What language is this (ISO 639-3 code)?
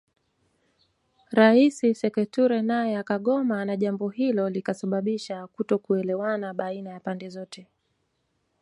swa